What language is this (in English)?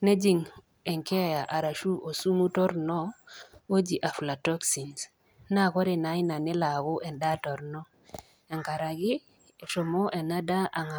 Masai